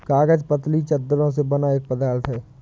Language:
Hindi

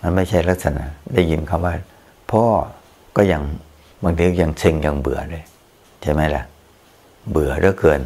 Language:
Thai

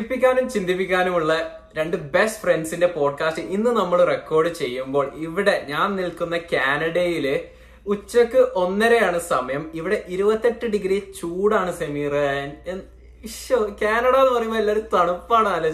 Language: Malayalam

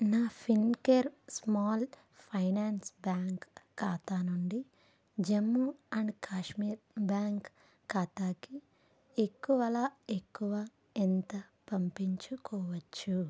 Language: Telugu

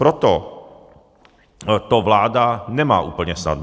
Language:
Czech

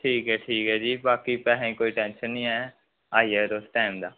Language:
Dogri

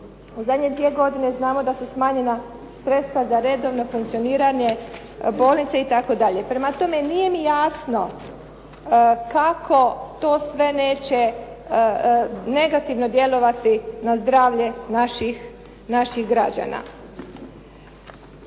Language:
Croatian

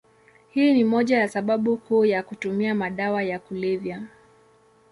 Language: Swahili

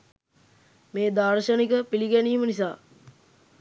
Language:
Sinhala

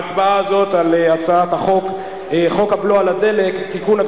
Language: Hebrew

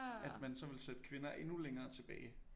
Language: Danish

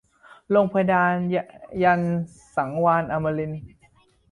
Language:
Thai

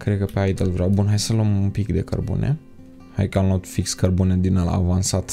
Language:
Romanian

